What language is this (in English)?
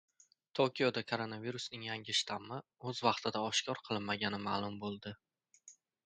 Uzbek